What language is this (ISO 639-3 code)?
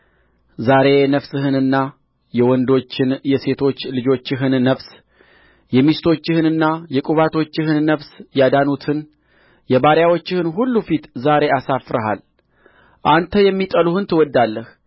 amh